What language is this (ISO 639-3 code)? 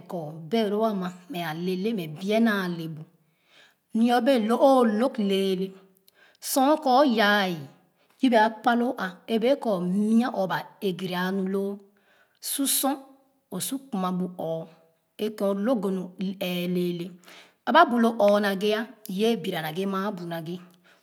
ogo